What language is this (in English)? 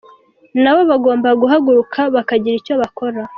Kinyarwanda